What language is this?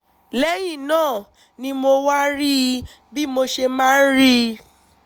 Yoruba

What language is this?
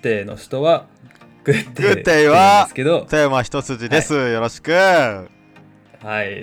Japanese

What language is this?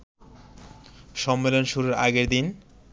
Bangla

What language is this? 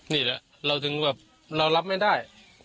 Thai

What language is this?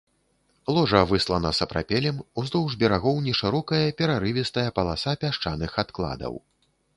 Belarusian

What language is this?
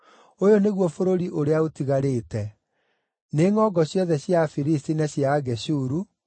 Kikuyu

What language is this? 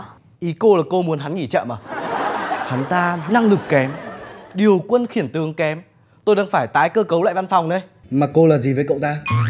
Vietnamese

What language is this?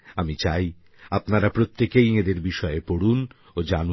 Bangla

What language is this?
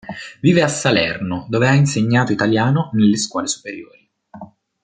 Italian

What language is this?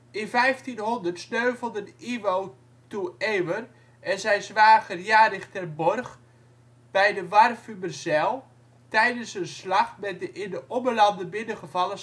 Dutch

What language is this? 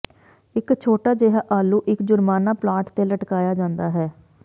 Punjabi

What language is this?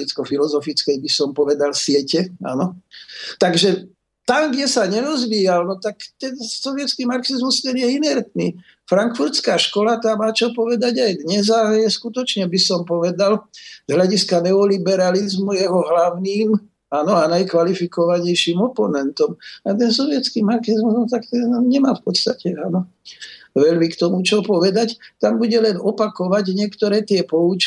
Slovak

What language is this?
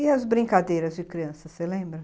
Portuguese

